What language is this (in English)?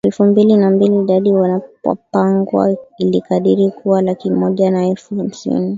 Swahili